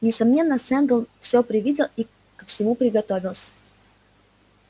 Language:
Russian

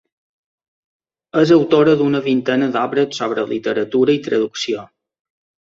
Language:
Catalan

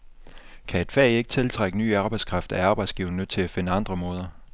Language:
Danish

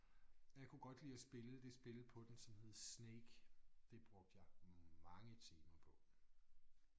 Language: Danish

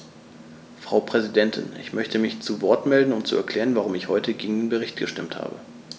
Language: German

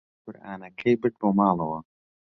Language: Central Kurdish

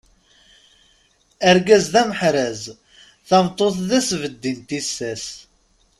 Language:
Kabyle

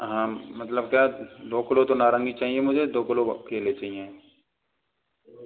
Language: Hindi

